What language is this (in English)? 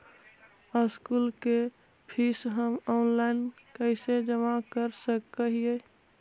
Magahi